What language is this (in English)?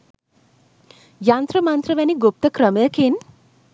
Sinhala